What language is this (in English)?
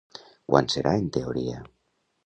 Catalan